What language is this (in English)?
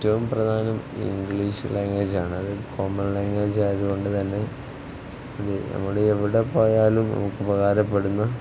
Malayalam